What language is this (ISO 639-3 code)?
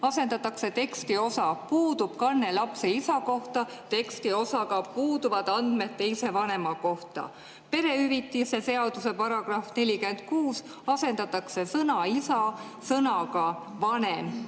est